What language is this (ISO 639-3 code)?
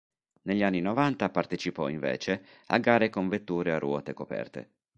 ita